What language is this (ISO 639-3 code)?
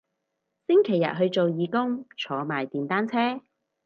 yue